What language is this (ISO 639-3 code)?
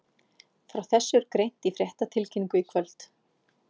isl